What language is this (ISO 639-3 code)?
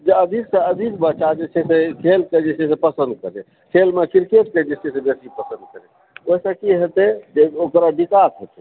mai